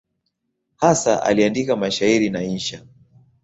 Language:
Swahili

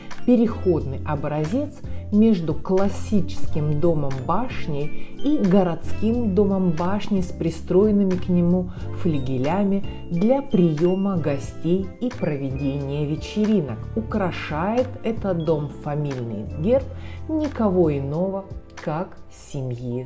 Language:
Russian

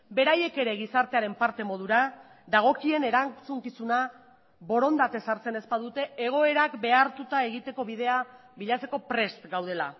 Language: Basque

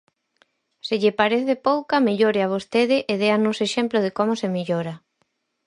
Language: Galician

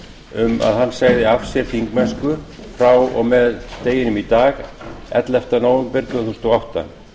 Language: Icelandic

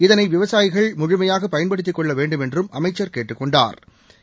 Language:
Tamil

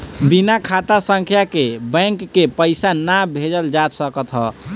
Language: Bhojpuri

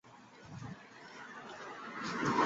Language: Chinese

